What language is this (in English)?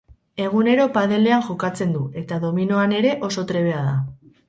Basque